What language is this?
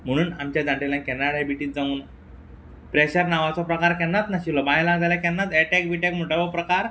Konkani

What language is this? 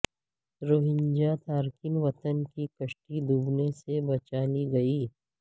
Urdu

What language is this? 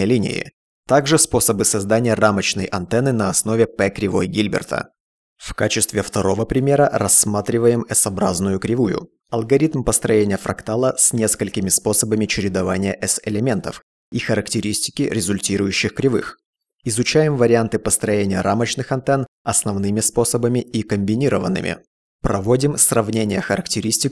Russian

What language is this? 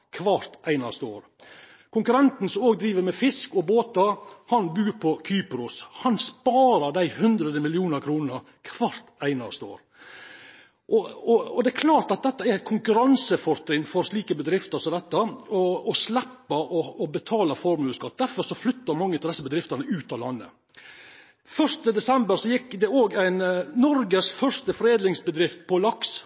Norwegian Nynorsk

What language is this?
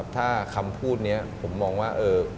Thai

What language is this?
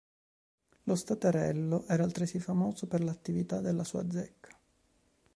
Italian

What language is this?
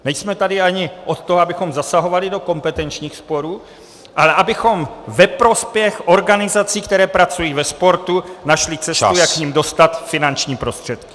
Czech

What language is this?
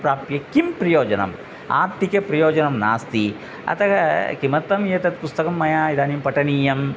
Sanskrit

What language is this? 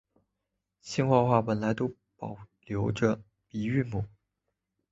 Chinese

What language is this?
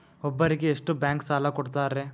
Kannada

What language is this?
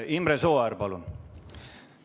Estonian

